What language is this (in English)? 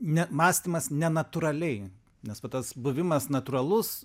Lithuanian